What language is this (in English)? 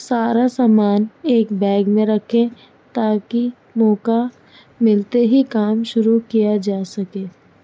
Urdu